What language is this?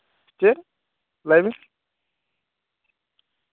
Santali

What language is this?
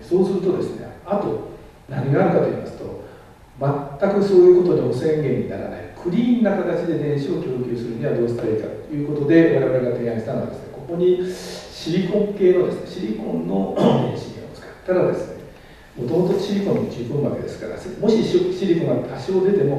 Japanese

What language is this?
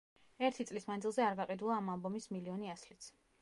Georgian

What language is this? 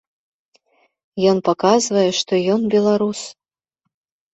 Belarusian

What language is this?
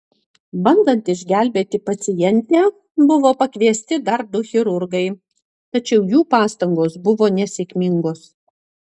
Lithuanian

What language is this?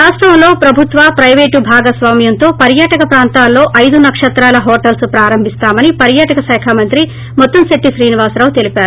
Telugu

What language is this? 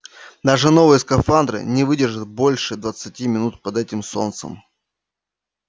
Russian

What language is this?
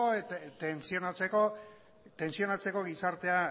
Basque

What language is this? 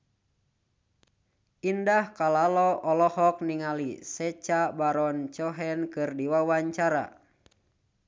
Sundanese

